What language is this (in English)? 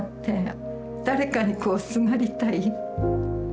Japanese